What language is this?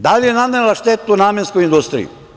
Serbian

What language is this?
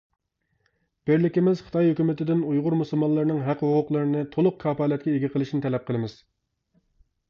Uyghur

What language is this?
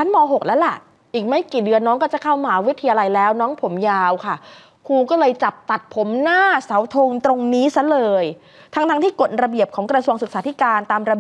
Thai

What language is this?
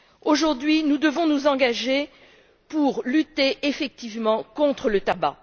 French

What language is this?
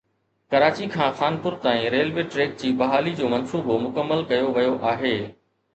Sindhi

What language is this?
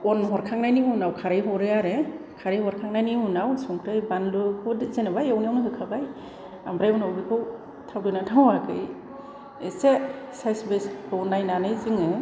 Bodo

